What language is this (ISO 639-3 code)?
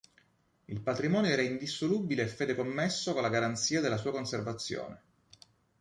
ita